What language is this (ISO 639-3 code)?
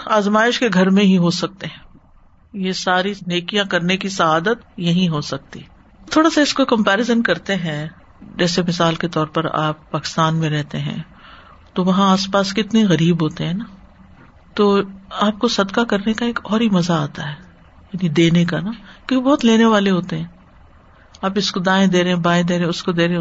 urd